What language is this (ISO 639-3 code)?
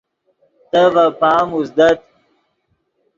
ydg